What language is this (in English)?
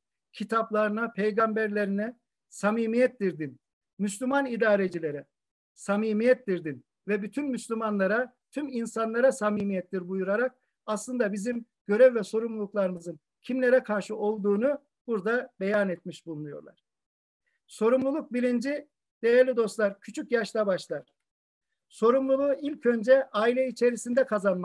Turkish